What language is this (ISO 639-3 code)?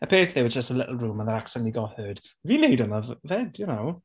cym